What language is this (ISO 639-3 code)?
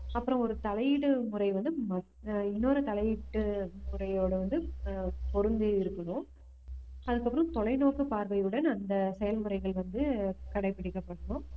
tam